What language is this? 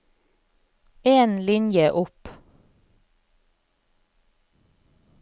Norwegian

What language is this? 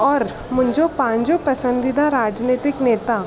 Sindhi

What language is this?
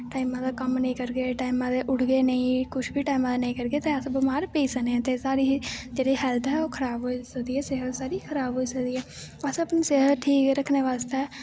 Dogri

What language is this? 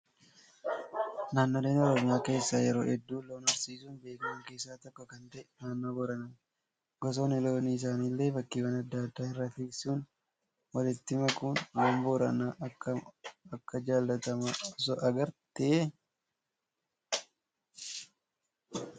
Oromo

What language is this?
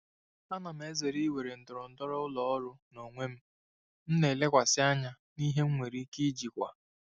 Igbo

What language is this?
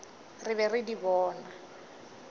Northern Sotho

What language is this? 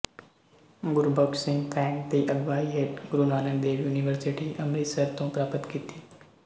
Punjabi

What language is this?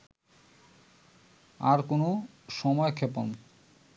Bangla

